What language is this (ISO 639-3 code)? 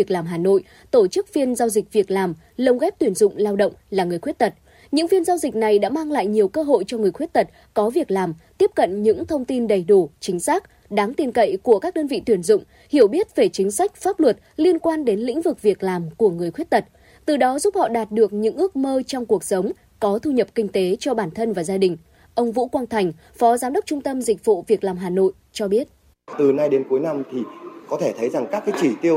vie